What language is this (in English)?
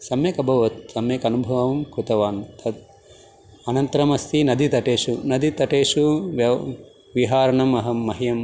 Sanskrit